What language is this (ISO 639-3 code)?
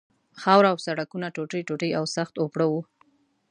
pus